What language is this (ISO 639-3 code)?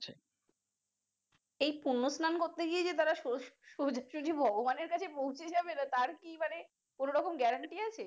ben